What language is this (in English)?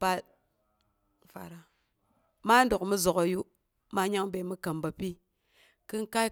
Boghom